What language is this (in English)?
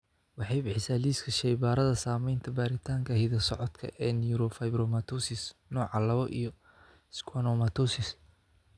Somali